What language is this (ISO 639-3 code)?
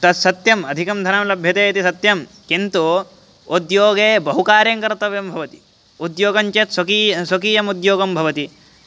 san